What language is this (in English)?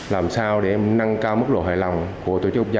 Vietnamese